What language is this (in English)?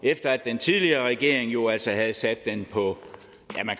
Danish